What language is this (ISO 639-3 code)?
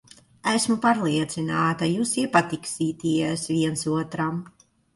lav